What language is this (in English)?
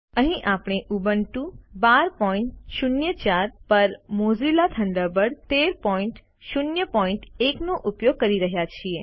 Gujarati